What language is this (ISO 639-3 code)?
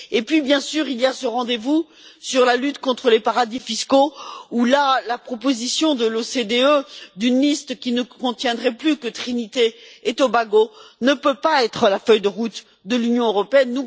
fra